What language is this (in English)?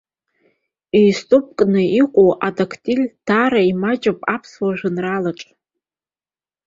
Abkhazian